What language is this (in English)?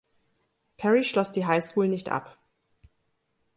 German